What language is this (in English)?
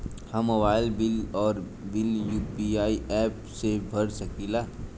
Bhojpuri